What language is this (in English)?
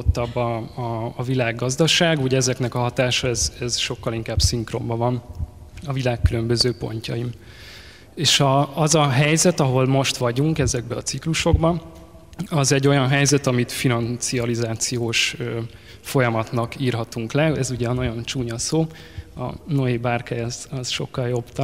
Hungarian